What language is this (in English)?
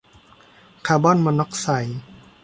Thai